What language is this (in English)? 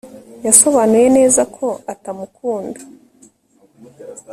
Kinyarwanda